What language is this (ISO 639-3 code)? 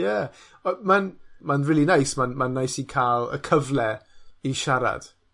cym